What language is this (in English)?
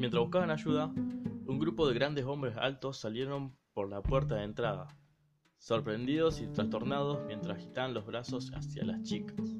Spanish